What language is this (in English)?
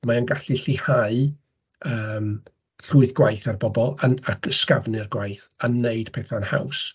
Welsh